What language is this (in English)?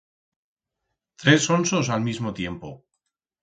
Aragonese